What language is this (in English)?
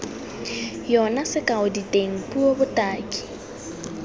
Tswana